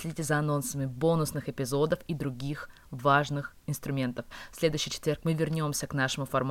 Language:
Russian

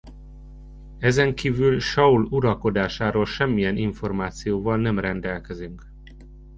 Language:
Hungarian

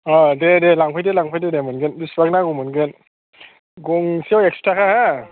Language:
Bodo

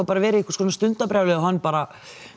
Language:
Icelandic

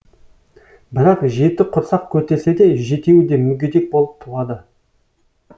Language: Kazakh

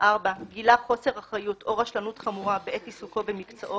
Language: Hebrew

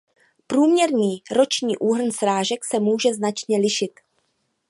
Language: Czech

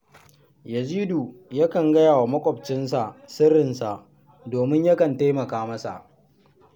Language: Hausa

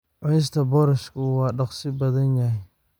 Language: Somali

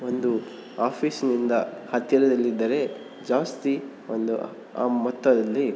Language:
Kannada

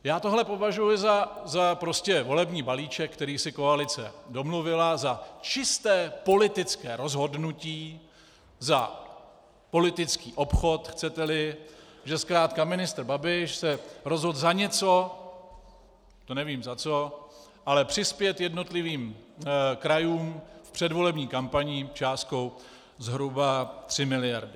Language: Czech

